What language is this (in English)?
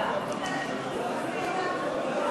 Hebrew